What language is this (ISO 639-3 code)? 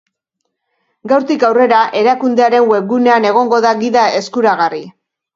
eus